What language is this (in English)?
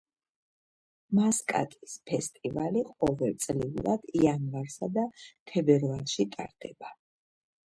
Georgian